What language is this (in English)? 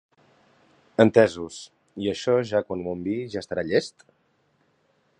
Catalan